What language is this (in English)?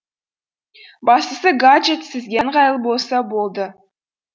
Kazakh